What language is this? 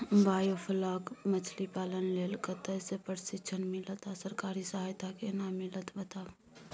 Maithili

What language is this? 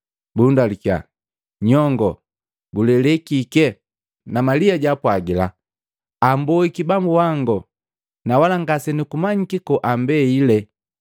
Matengo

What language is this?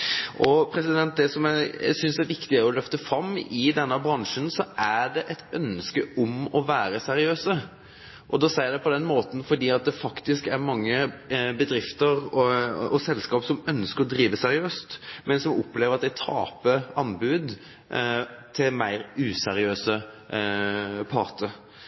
Norwegian Bokmål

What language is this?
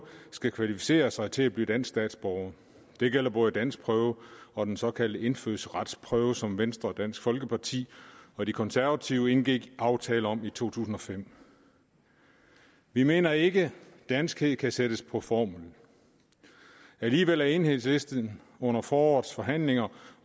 Danish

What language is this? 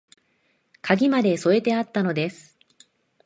Japanese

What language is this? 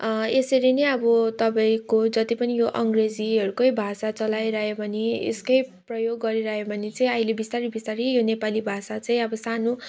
Nepali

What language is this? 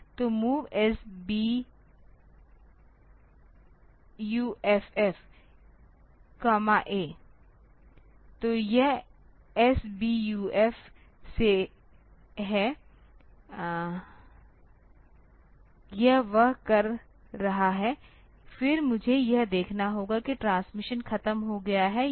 Hindi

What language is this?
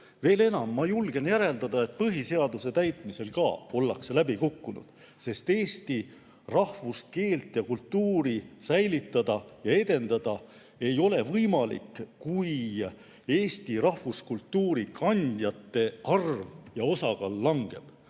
Estonian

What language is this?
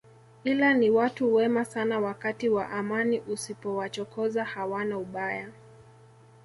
Swahili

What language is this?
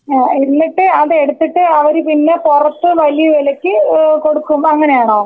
Malayalam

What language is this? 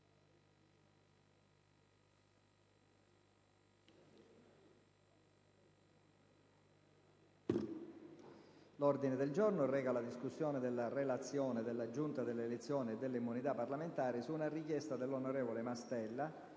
Italian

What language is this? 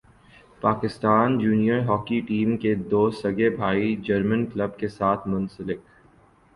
Urdu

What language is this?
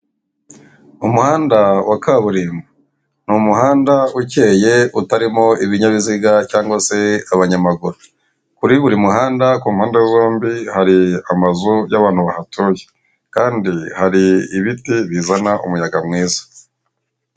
Kinyarwanda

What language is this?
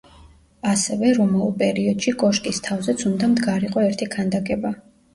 Georgian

